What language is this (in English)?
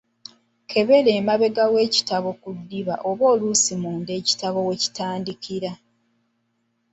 Ganda